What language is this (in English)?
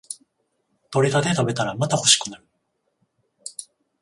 Japanese